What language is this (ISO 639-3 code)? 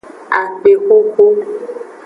ajg